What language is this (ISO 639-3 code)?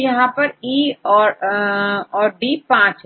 hin